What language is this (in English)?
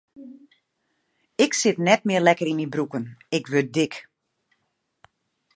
Western Frisian